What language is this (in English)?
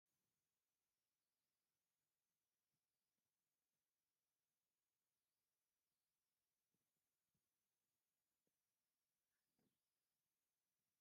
Tigrinya